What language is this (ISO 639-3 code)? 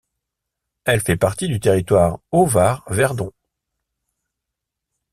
fra